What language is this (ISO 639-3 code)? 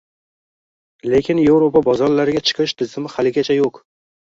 uzb